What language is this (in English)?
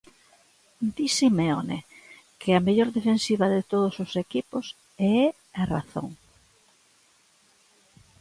Galician